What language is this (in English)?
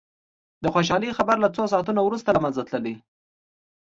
Pashto